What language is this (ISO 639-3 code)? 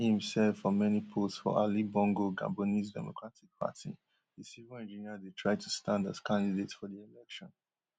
pcm